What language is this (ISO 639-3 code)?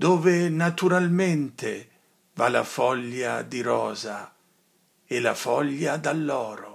ita